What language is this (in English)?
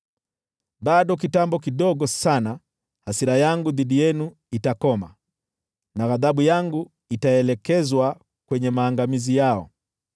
Swahili